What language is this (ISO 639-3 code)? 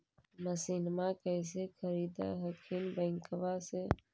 mag